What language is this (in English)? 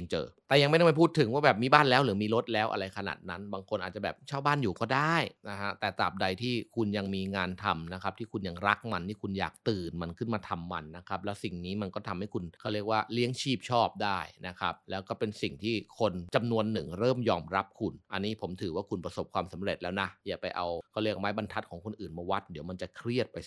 Thai